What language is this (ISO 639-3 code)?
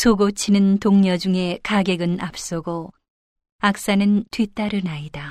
kor